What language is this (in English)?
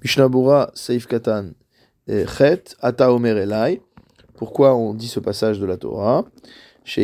French